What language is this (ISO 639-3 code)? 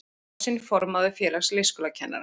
isl